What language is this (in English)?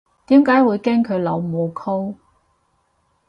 Cantonese